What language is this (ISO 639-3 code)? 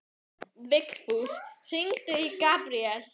isl